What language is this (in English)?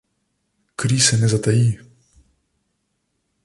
Slovenian